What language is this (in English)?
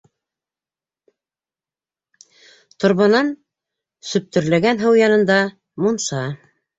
Bashkir